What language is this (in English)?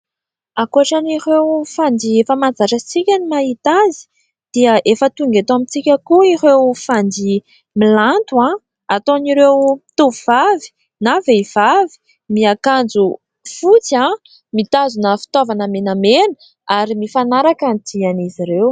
Malagasy